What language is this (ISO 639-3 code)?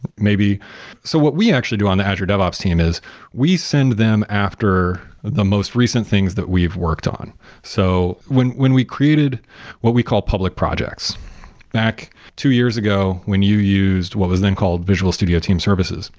eng